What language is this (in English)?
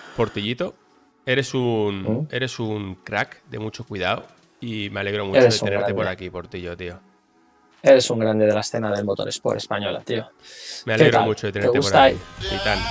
Spanish